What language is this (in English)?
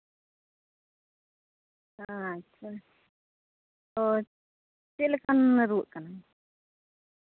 Santali